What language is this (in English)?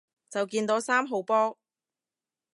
Cantonese